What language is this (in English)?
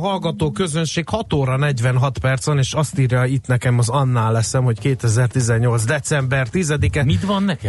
Hungarian